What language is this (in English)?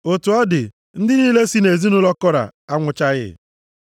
Igbo